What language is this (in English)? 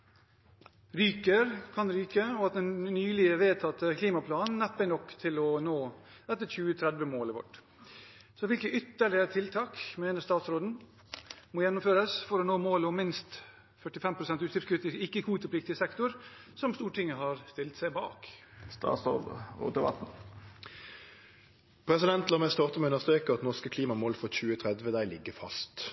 Norwegian